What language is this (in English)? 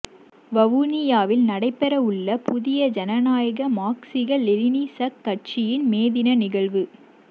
Tamil